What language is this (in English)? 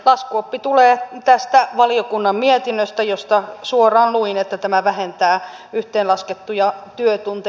Finnish